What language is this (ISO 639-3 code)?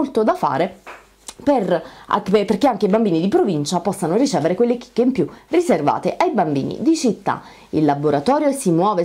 ita